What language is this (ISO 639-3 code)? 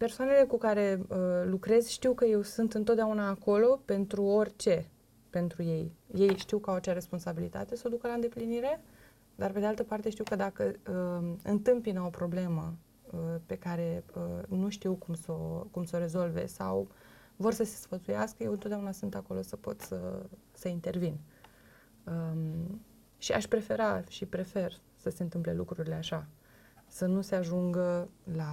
ron